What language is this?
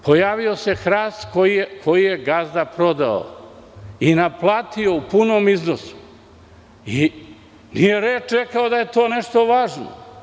Serbian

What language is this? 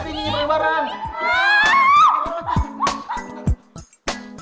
Indonesian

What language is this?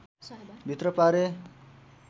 Nepali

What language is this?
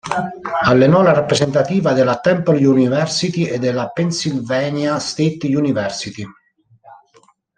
Italian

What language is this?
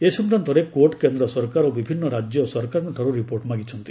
Odia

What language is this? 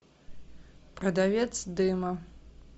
Russian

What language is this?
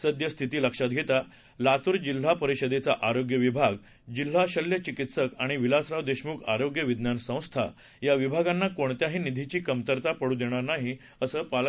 Marathi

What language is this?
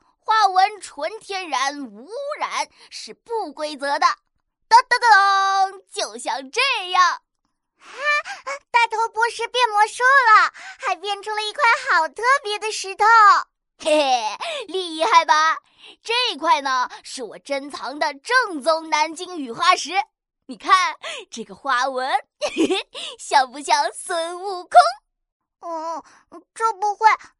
Chinese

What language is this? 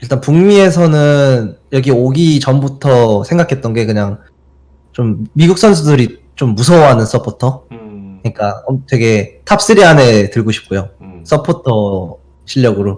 Korean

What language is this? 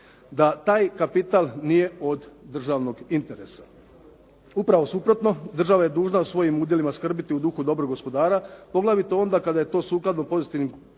Croatian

